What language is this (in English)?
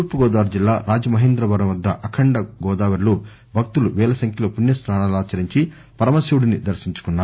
Telugu